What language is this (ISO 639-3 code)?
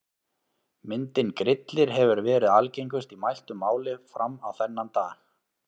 isl